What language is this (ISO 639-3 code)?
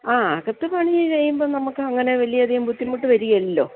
mal